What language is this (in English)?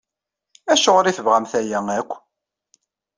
Kabyle